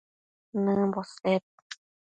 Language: Matsés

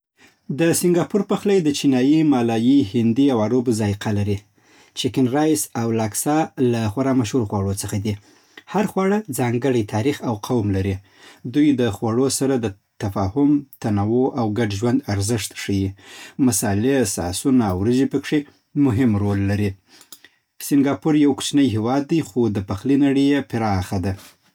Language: Southern Pashto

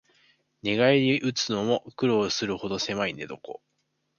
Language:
Japanese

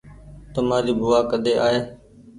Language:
Goaria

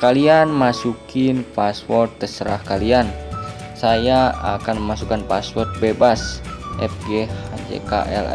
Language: Indonesian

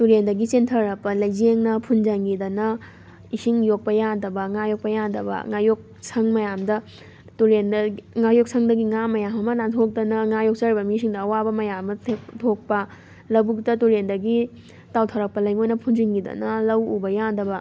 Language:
Manipuri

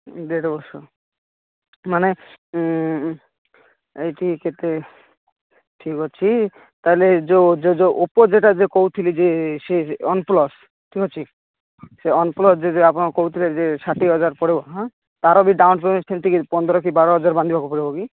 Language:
Odia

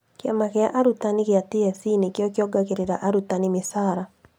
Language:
Kikuyu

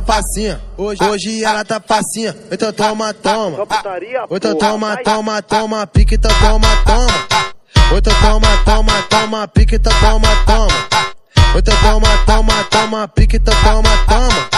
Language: Portuguese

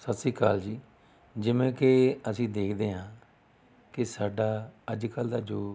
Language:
Punjabi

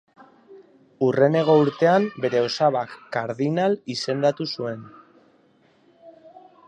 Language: Basque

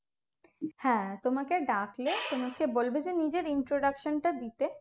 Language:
Bangla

